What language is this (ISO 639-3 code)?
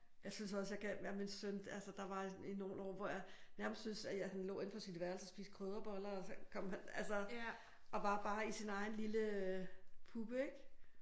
dan